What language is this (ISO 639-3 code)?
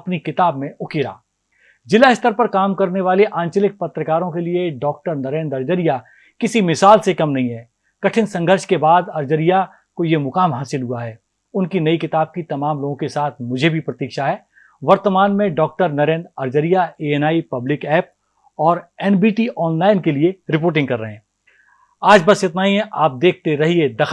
hin